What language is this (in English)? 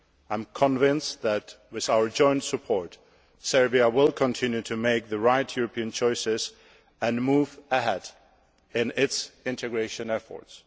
English